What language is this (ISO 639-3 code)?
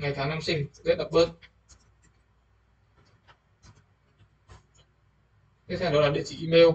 vie